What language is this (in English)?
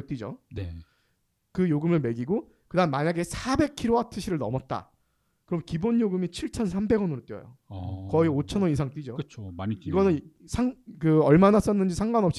Korean